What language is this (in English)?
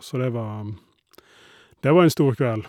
Norwegian